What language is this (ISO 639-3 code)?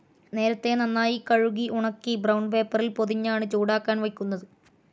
mal